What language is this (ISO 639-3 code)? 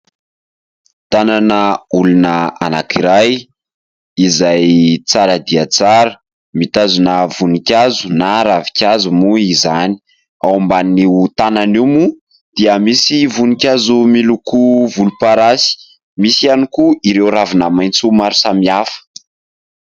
mlg